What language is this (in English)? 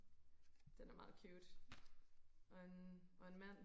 Danish